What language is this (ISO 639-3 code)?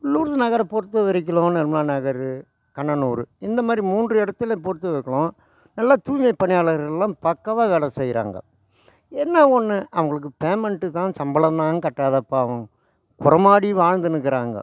tam